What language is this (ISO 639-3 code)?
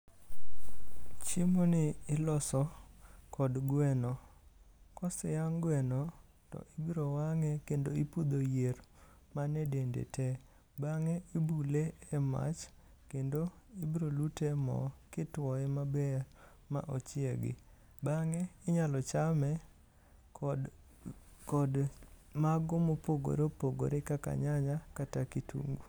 luo